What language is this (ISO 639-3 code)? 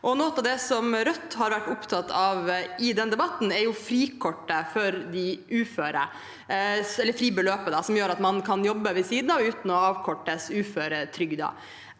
nor